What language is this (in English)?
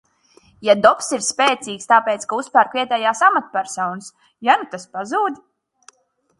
Latvian